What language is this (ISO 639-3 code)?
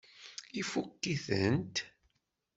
kab